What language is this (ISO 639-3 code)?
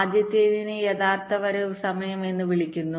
mal